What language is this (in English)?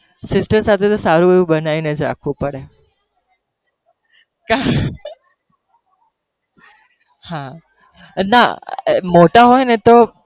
Gujarati